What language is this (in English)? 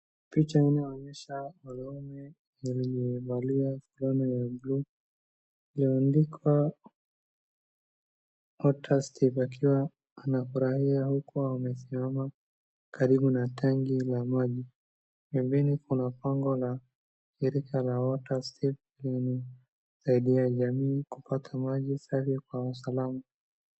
Swahili